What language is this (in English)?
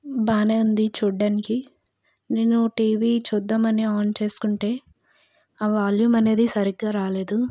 Telugu